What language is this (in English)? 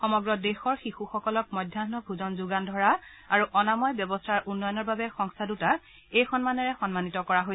Assamese